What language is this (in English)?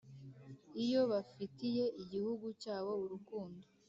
Kinyarwanda